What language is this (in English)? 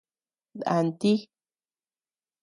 Tepeuxila Cuicatec